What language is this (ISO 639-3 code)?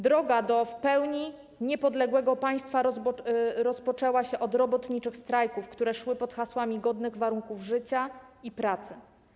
pol